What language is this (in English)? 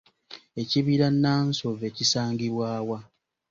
Ganda